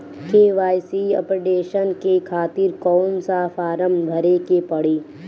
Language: Bhojpuri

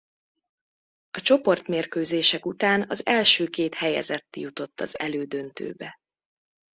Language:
Hungarian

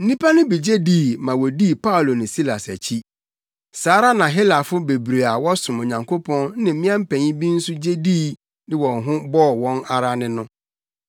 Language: Akan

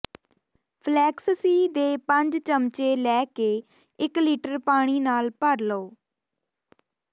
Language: Punjabi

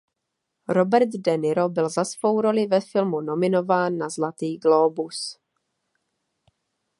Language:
Czech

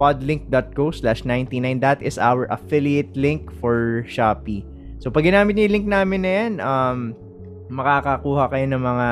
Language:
Filipino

